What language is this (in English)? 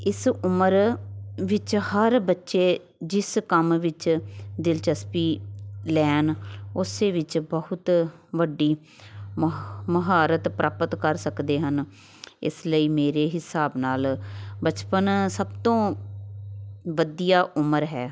Punjabi